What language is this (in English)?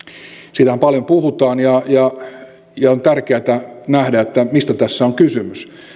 Finnish